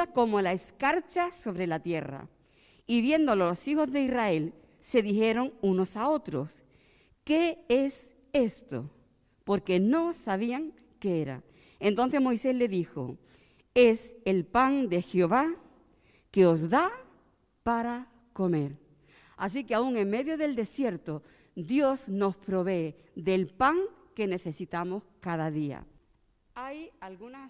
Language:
Spanish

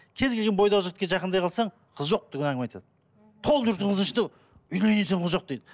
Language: Kazakh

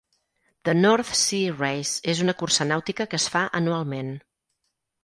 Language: Catalan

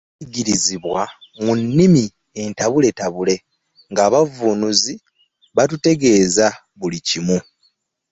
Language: Ganda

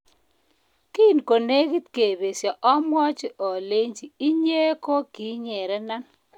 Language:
Kalenjin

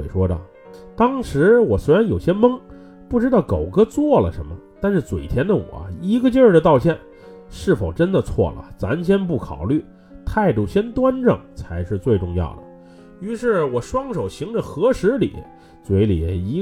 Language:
Chinese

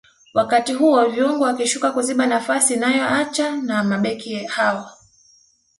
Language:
Swahili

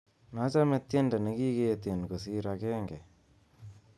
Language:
Kalenjin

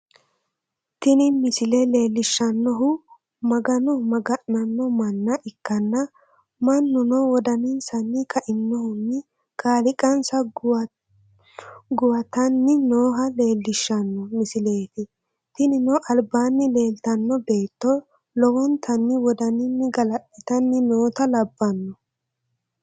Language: Sidamo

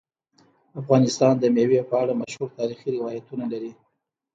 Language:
Pashto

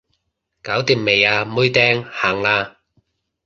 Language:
Cantonese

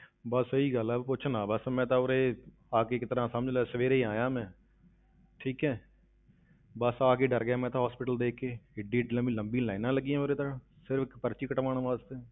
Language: Punjabi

